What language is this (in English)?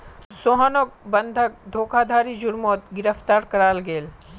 Magahi